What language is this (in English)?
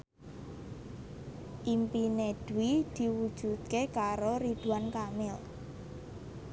Javanese